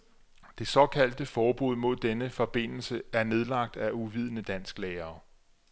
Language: Danish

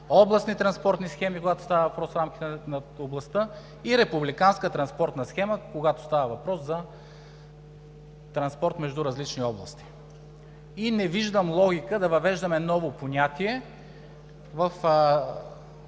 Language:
Bulgarian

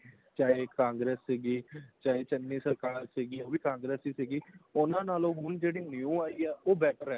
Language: Punjabi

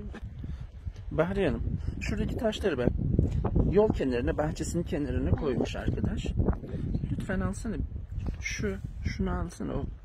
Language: Turkish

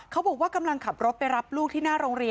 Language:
Thai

